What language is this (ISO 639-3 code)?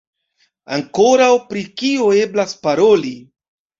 epo